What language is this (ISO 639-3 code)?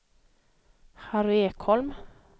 swe